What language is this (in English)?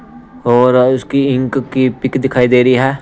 Hindi